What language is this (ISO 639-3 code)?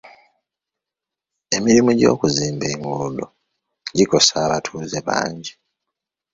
lug